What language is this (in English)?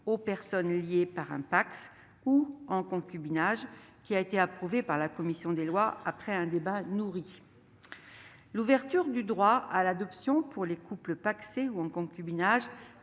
French